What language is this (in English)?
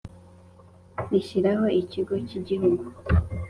Kinyarwanda